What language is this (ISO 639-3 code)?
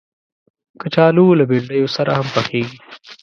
pus